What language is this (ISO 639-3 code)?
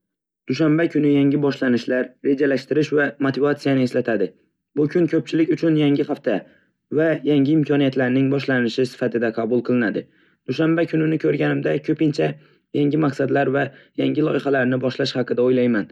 uzb